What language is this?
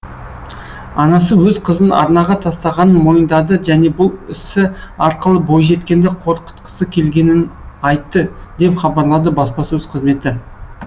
Kazakh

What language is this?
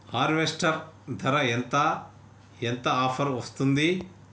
Telugu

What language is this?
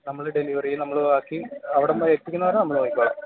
Malayalam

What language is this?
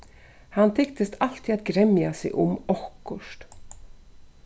Faroese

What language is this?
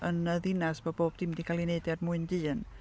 Welsh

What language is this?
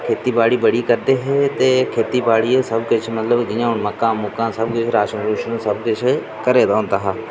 Dogri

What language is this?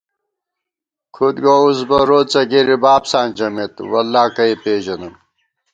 Gawar-Bati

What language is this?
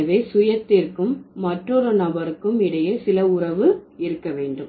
Tamil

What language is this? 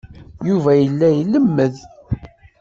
Kabyle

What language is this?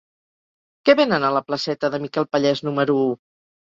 Catalan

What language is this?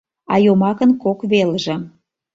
Mari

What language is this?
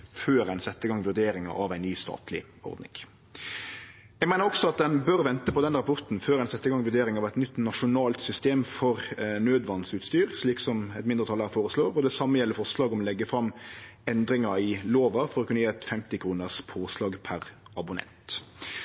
Norwegian Nynorsk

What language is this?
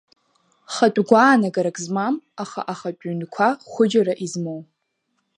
Abkhazian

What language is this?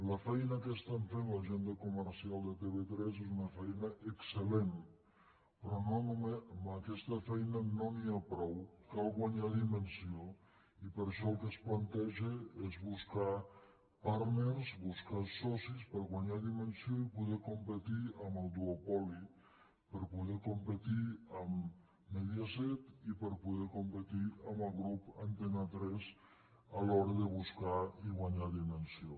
Catalan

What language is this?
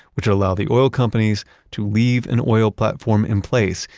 English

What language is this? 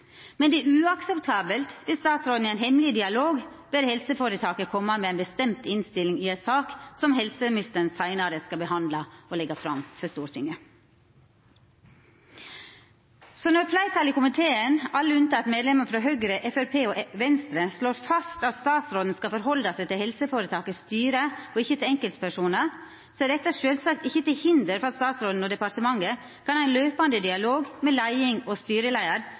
Norwegian Nynorsk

